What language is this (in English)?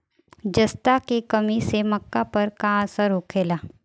Bhojpuri